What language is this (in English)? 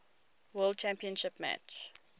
English